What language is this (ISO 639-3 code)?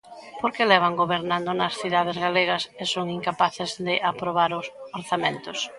glg